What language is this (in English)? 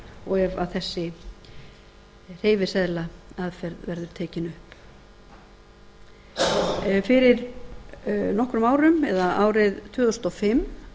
Icelandic